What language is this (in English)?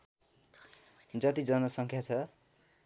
Nepali